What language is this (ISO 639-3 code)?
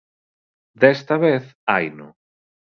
glg